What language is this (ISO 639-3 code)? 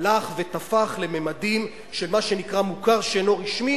heb